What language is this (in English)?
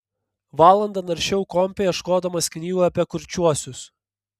Lithuanian